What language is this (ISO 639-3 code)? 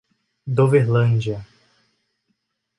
por